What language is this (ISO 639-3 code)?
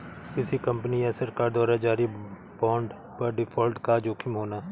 hin